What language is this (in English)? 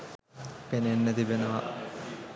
Sinhala